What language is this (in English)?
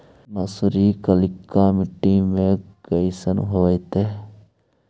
Magahi